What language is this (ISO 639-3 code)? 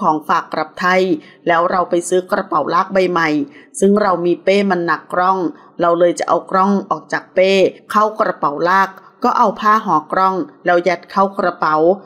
tha